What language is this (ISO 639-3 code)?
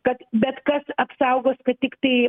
lit